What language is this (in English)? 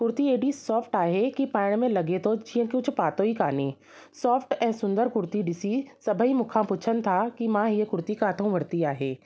Sindhi